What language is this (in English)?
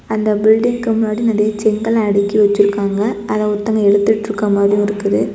Tamil